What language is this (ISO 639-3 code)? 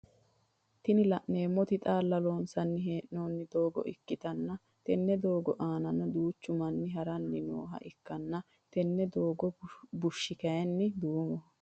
sid